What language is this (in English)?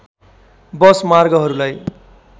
Nepali